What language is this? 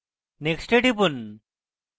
Bangla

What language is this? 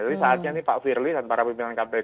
Indonesian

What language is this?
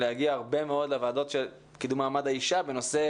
Hebrew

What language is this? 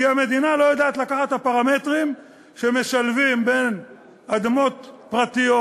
Hebrew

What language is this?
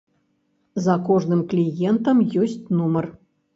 Belarusian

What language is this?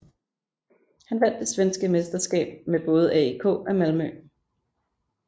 Danish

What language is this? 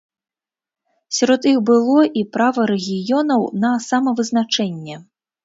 Belarusian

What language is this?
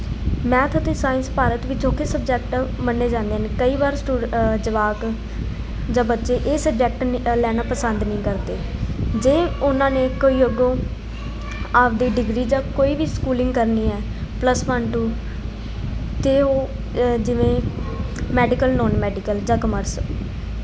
Punjabi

